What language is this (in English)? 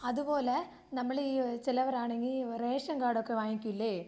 Malayalam